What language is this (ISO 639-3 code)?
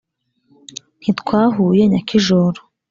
kin